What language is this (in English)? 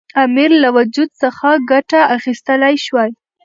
Pashto